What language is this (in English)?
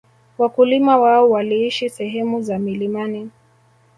Swahili